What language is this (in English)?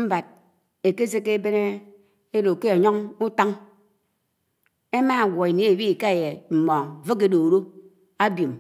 Anaang